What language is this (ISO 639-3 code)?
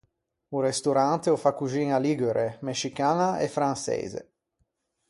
lij